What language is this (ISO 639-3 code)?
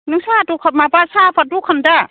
brx